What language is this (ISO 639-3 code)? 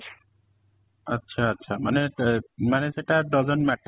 ori